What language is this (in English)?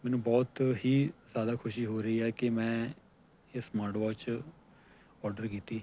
Punjabi